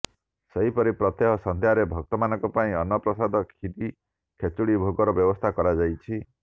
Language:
Odia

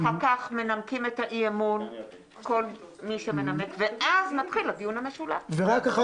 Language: Hebrew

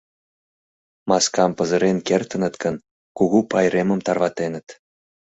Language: Mari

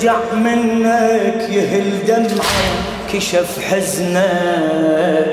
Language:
Arabic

